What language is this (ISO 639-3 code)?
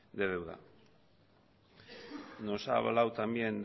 spa